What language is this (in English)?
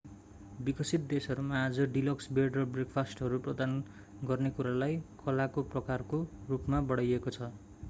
Nepali